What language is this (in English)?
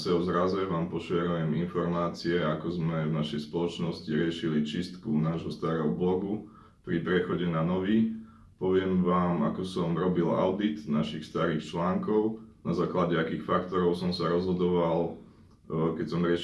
Slovak